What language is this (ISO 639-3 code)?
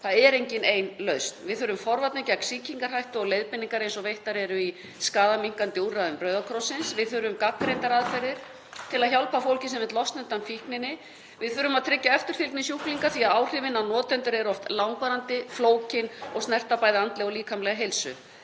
isl